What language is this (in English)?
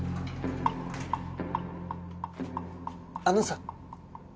Japanese